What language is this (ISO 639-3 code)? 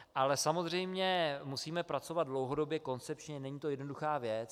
ces